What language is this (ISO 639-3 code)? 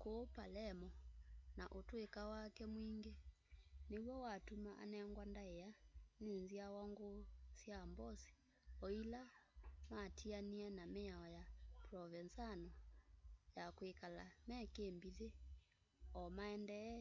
kam